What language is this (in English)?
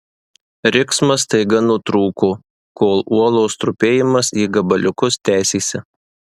Lithuanian